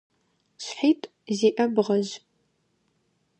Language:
Adyghe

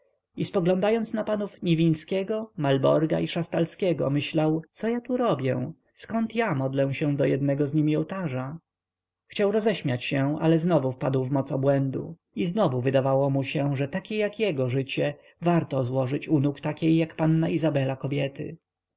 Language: Polish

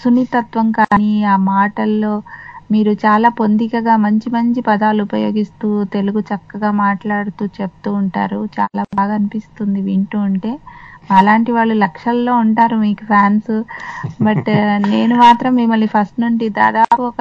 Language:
Telugu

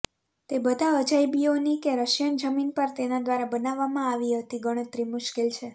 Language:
Gujarati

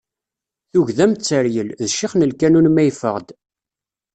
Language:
Kabyle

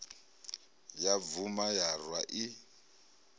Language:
Venda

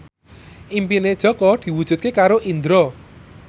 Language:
Javanese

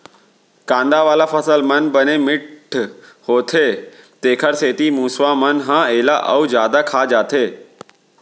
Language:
Chhattisgarhi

